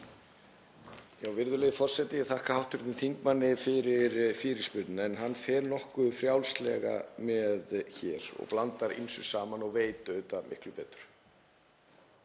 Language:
Icelandic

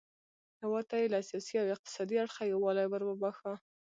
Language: Pashto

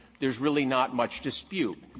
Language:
English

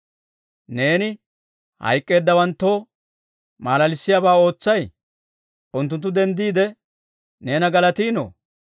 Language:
Dawro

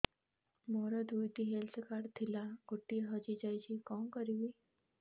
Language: Odia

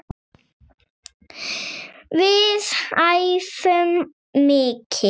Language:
Icelandic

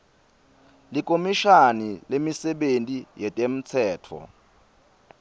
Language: Swati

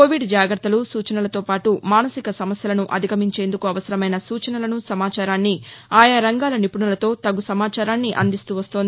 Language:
Telugu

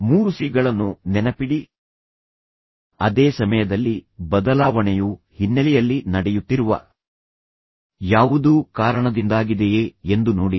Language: Kannada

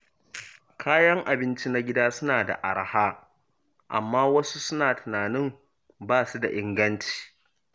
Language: Hausa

